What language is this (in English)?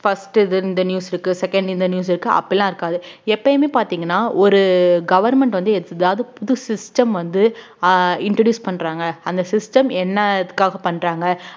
Tamil